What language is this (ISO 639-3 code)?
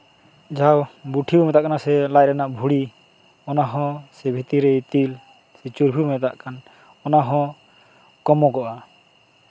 sat